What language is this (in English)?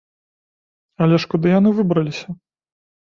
Belarusian